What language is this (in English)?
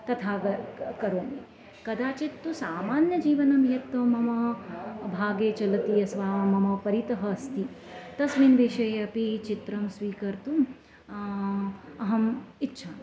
Sanskrit